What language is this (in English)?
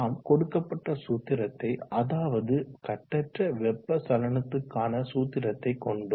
Tamil